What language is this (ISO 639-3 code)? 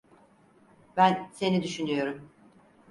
tur